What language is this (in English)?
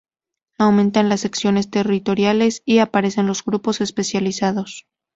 Spanish